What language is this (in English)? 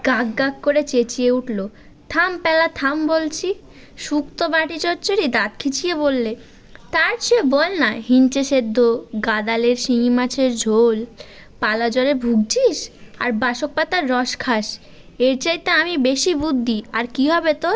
Bangla